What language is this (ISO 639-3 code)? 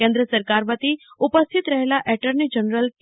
guj